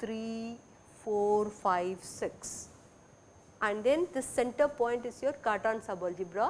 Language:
English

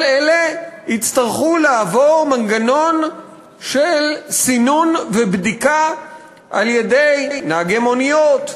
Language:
Hebrew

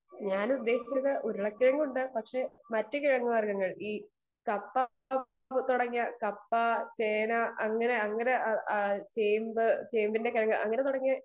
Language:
Malayalam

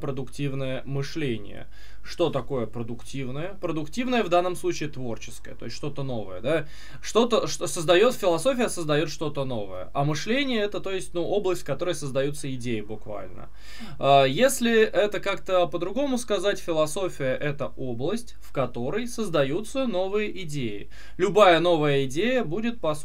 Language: Russian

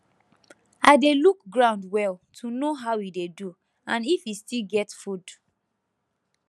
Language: Nigerian Pidgin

